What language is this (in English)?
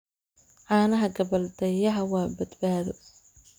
Somali